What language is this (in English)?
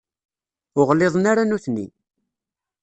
Kabyle